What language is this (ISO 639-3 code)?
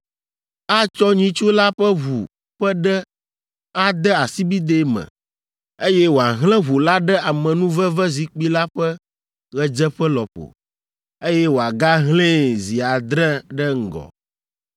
ewe